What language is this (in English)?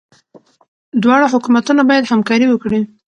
Pashto